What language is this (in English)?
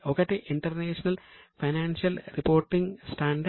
Telugu